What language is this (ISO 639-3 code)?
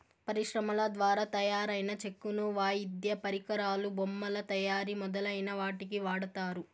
tel